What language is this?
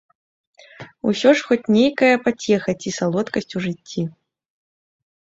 Belarusian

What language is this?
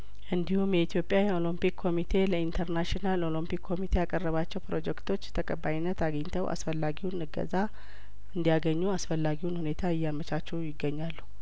Amharic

